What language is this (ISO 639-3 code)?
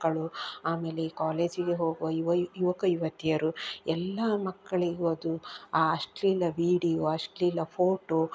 kan